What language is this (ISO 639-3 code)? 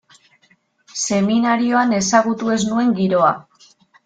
eus